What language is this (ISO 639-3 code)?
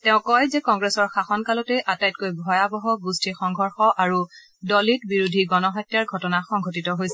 asm